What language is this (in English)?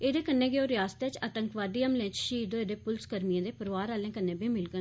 Dogri